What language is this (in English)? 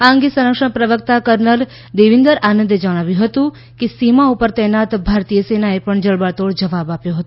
Gujarati